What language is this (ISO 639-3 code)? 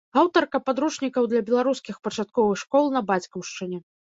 bel